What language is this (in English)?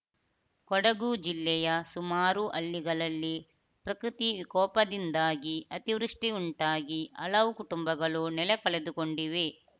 Kannada